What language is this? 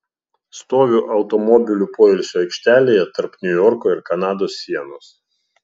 Lithuanian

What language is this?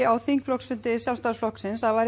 Icelandic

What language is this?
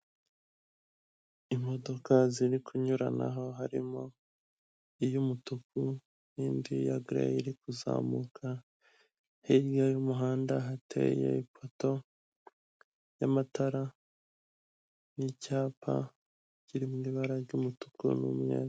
Kinyarwanda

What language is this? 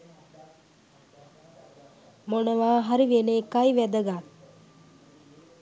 Sinhala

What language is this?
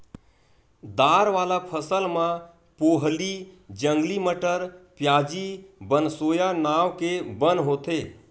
Chhattisgarhi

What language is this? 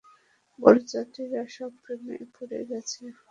Bangla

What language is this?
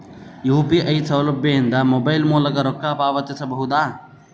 Kannada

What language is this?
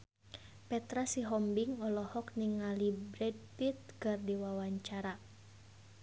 Sundanese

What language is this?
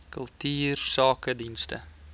Afrikaans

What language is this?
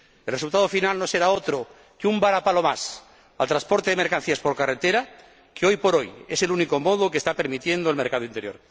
Spanish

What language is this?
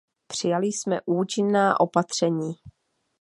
Czech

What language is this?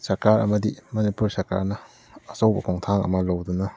Manipuri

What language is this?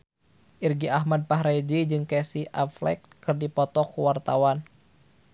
Sundanese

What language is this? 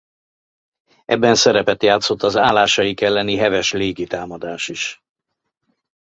Hungarian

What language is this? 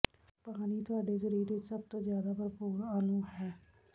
Punjabi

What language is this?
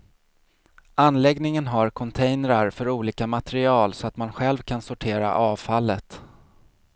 Swedish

